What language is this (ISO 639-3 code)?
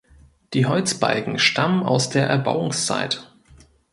deu